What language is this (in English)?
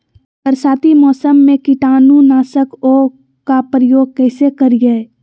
Magahi